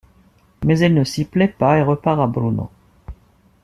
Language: French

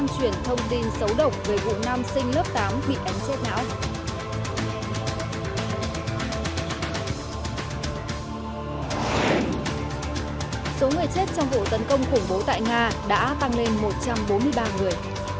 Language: Vietnamese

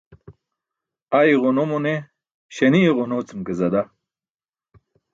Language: Burushaski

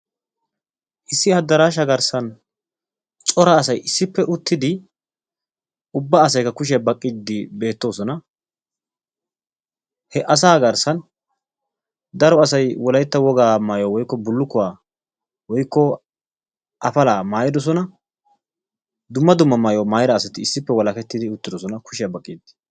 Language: Wolaytta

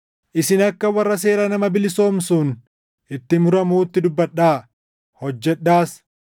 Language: Oromo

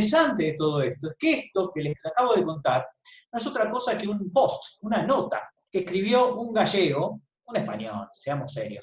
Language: Spanish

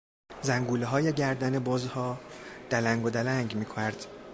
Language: Persian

